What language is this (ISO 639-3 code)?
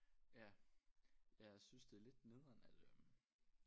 dan